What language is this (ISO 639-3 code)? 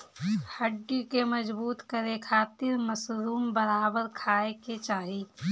bho